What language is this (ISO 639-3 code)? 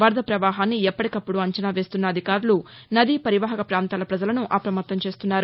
tel